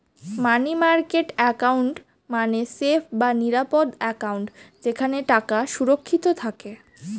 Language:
Bangla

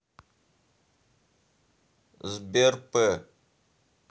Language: Russian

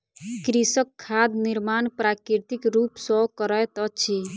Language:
Maithili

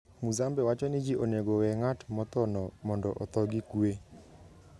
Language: Luo (Kenya and Tanzania)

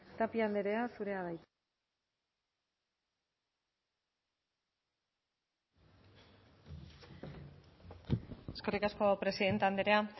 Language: Basque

